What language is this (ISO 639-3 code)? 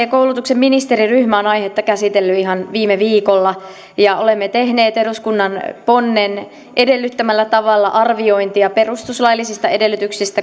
fin